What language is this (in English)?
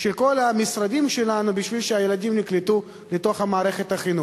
Hebrew